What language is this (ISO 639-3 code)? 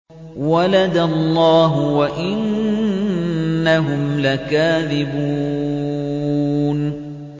ara